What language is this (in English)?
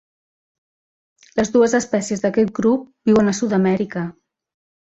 Catalan